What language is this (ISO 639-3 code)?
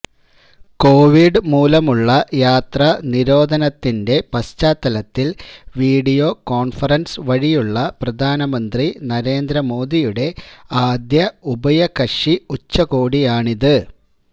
mal